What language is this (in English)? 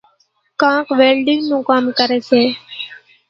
Kachi Koli